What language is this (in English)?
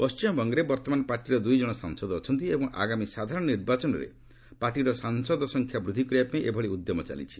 Odia